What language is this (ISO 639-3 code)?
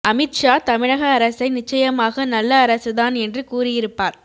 tam